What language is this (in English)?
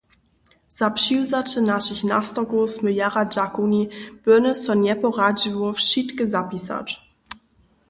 Upper Sorbian